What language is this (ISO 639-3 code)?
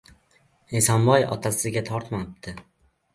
uzb